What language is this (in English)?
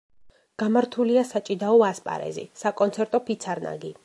Georgian